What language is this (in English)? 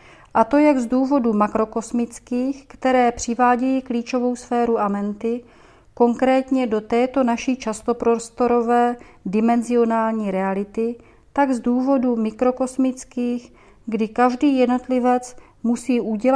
Czech